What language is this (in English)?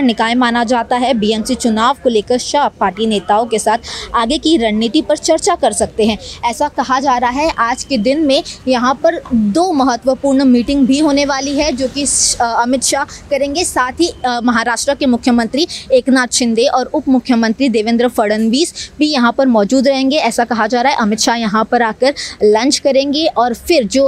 Hindi